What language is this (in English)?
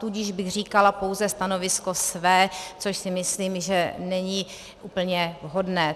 Czech